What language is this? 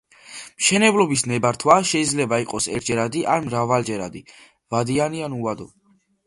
Georgian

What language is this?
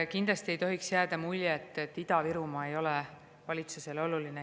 Estonian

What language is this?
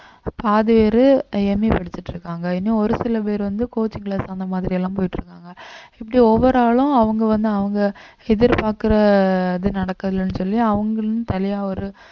Tamil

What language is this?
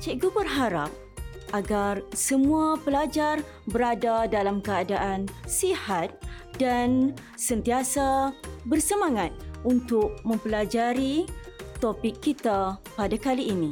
Malay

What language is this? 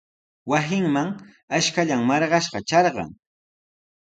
Sihuas Ancash Quechua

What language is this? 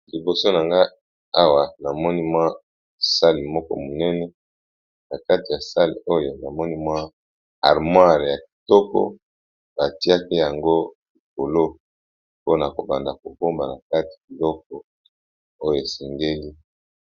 Lingala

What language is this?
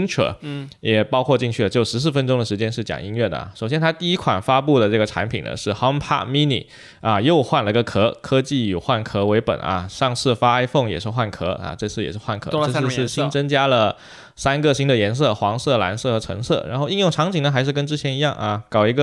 Chinese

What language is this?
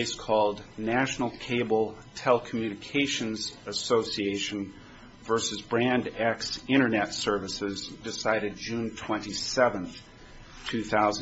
English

